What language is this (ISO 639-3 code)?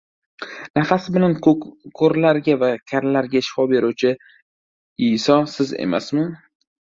uzb